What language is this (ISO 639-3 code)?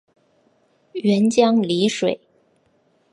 zho